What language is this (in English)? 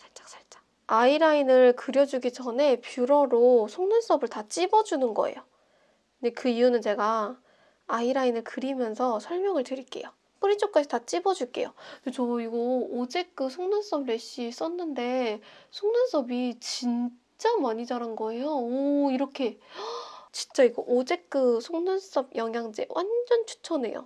Korean